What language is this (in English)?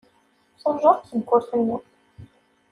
Kabyle